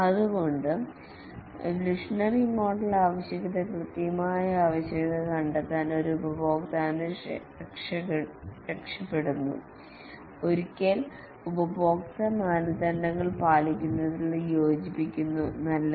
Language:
Malayalam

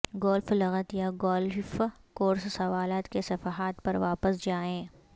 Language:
Urdu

